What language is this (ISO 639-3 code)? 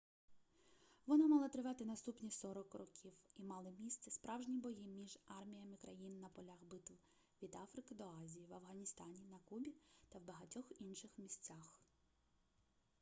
ukr